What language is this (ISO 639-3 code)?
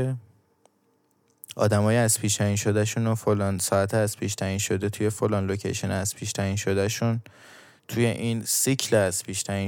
fas